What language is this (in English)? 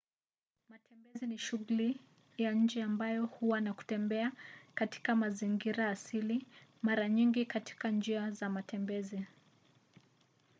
Swahili